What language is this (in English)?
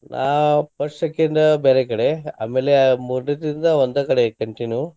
Kannada